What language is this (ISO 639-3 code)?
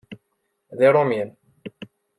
kab